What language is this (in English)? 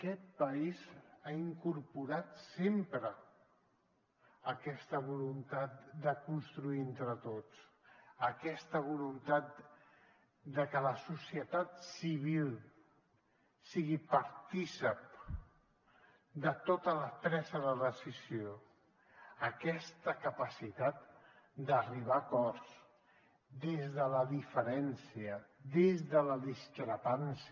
Catalan